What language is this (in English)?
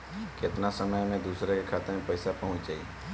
Bhojpuri